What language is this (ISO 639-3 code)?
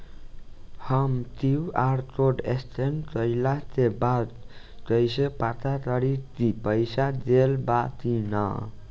bho